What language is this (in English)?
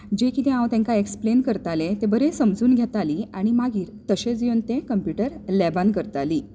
Konkani